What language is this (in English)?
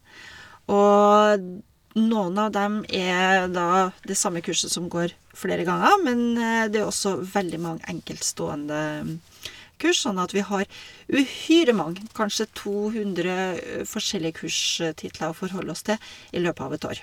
Norwegian